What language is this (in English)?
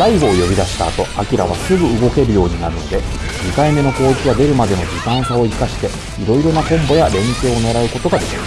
Japanese